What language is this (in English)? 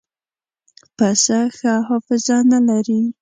Pashto